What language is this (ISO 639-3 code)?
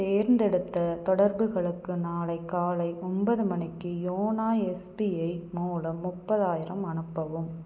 tam